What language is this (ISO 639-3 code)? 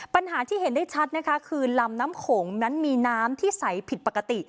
tha